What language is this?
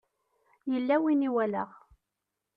Kabyle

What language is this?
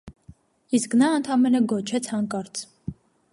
Armenian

